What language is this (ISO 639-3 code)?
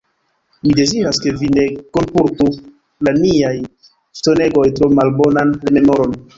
epo